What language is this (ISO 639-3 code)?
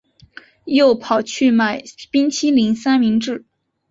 zho